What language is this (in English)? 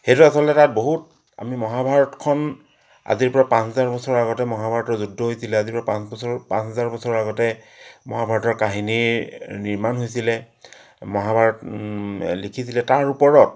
Assamese